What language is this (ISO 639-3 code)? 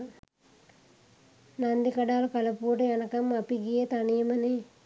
sin